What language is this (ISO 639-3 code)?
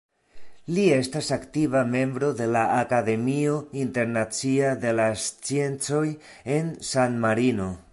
epo